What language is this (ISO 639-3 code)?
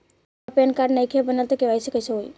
bho